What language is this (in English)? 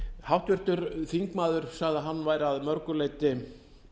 Icelandic